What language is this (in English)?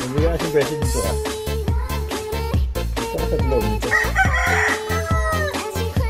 English